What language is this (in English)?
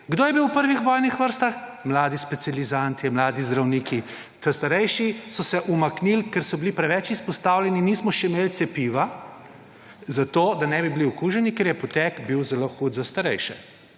Slovenian